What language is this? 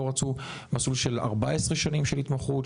Hebrew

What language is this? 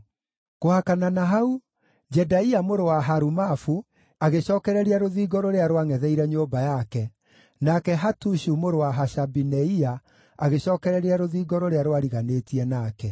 Kikuyu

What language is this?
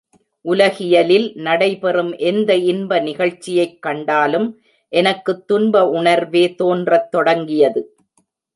Tamil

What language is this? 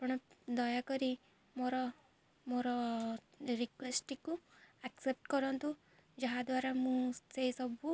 Odia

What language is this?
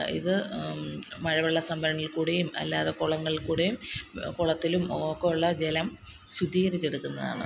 Malayalam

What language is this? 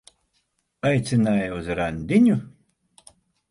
Latvian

